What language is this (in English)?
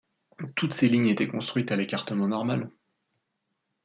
French